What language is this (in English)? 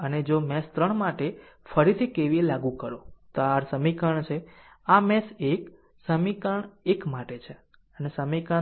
Gujarati